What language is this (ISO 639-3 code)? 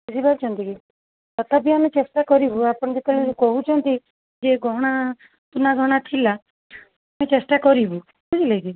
ori